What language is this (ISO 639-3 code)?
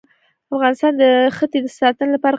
pus